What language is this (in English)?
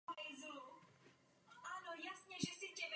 Czech